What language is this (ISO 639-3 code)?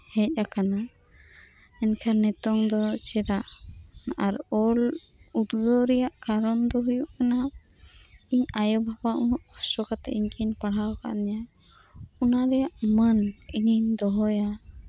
sat